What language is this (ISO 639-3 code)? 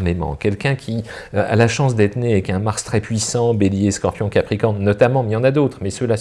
fra